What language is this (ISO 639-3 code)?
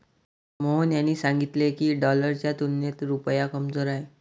mar